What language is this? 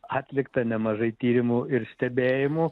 Lithuanian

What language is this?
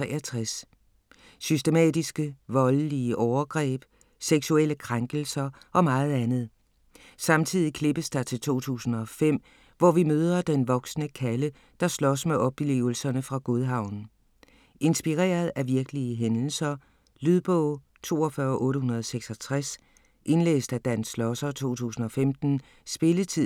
Danish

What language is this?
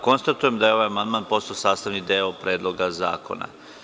Serbian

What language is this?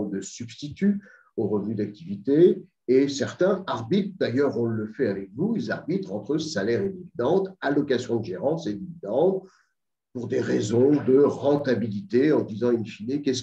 French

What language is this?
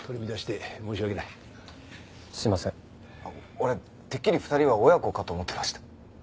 Japanese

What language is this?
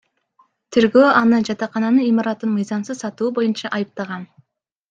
Kyrgyz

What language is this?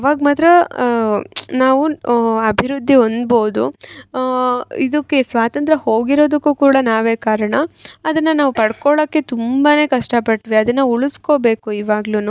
Kannada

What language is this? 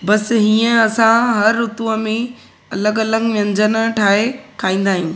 Sindhi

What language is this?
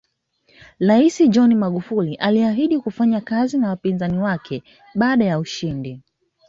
Swahili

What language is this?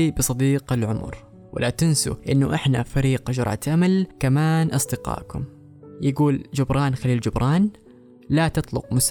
Arabic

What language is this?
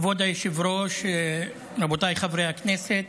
Hebrew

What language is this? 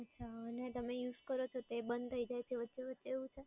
Gujarati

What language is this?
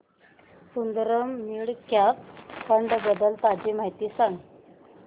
Marathi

